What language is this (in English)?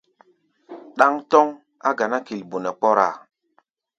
Gbaya